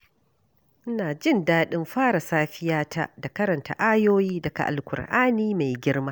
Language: Hausa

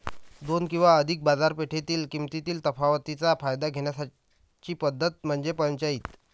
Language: Marathi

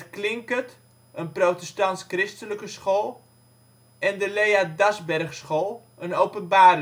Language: Dutch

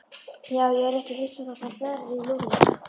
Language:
Icelandic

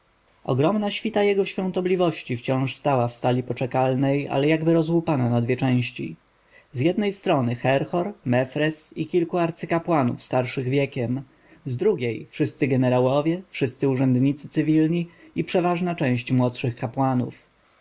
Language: Polish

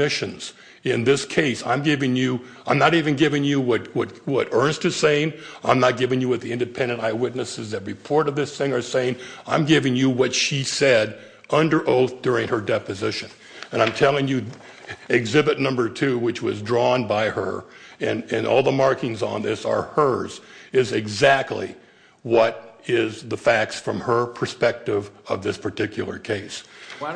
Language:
English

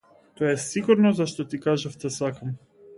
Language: Macedonian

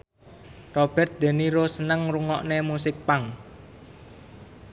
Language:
Javanese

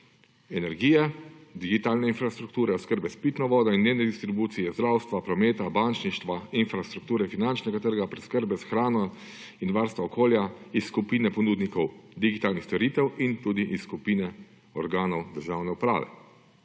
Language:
Slovenian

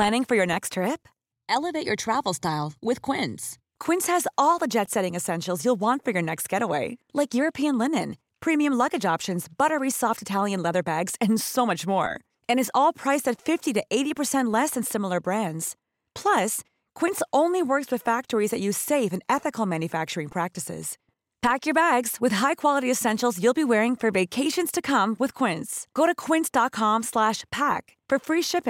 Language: Filipino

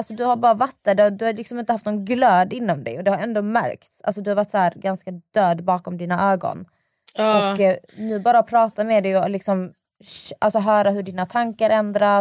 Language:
Swedish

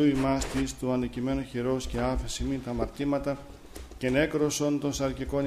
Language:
Greek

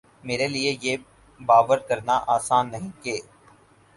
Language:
Urdu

